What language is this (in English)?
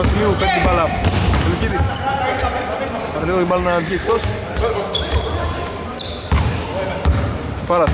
Greek